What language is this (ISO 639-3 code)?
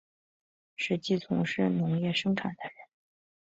zho